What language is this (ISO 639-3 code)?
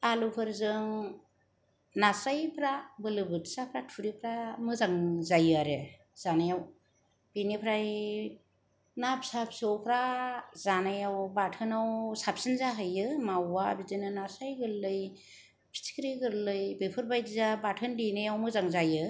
brx